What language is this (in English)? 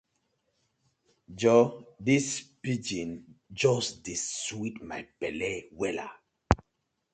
Nigerian Pidgin